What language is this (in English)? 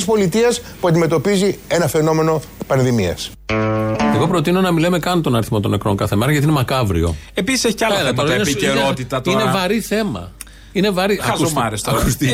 Greek